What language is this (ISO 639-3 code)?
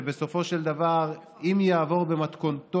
heb